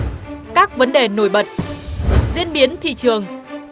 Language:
Vietnamese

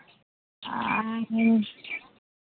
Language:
Santali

